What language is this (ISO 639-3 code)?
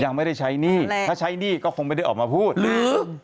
tha